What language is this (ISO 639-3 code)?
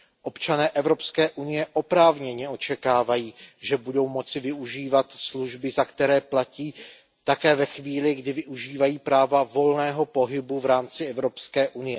ces